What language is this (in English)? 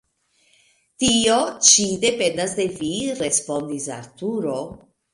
Esperanto